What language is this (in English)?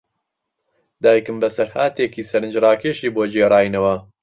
Central Kurdish